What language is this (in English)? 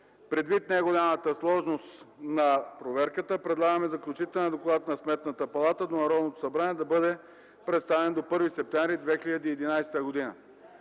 Bulgarian